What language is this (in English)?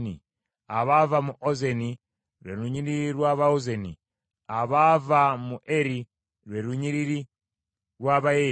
Ganda